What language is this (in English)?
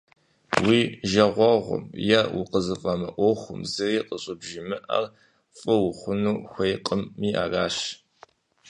Kabardian